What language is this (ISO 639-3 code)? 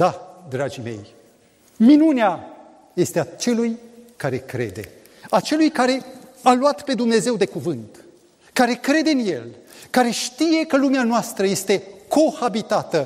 ron